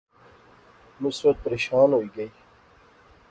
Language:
Pahari-Potwari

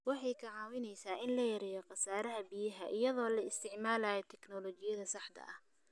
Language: Somali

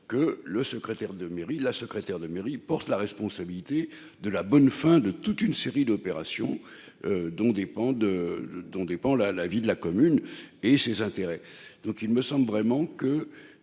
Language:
French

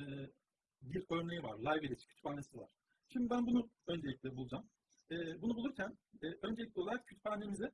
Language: Turkish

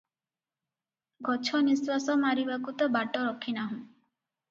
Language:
Odia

